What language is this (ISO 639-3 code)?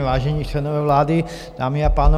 ces